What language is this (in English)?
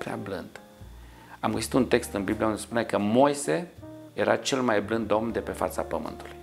Romanian